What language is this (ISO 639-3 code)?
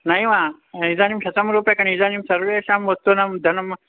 san